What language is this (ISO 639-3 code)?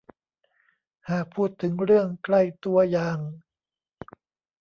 tha